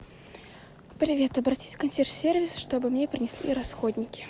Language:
Russian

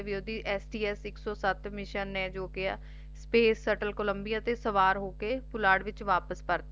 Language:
Punjabi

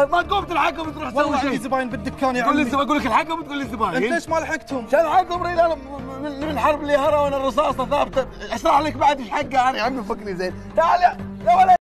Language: Arabic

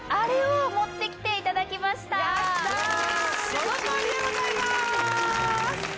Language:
Japanese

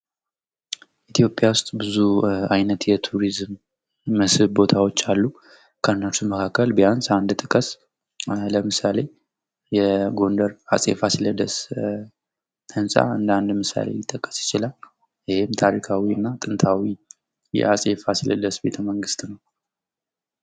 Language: Amharic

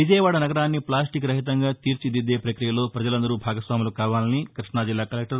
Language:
Telugu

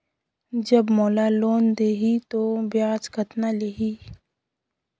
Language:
Chhattisgarhi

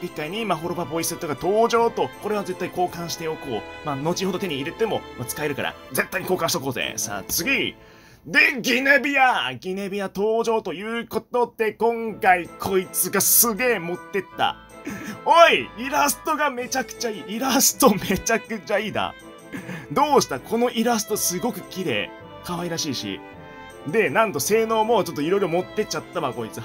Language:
Japanese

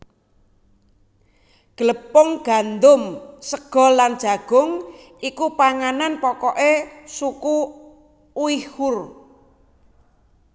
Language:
Javanese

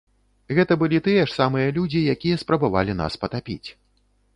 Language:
Belarusian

